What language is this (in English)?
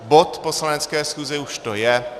Czech